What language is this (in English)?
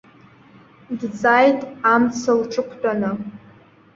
Abkhazian